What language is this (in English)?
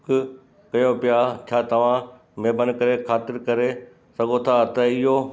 Sindhi